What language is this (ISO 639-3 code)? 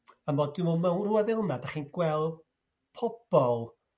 cym